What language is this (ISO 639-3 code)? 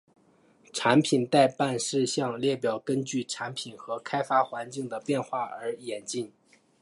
zho